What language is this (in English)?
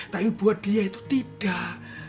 Indonesian